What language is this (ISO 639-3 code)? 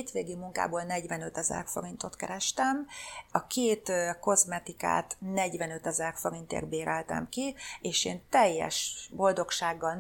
hun